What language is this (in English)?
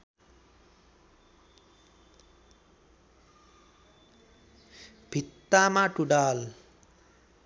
Nepali